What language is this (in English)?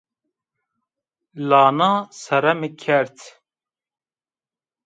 Zaza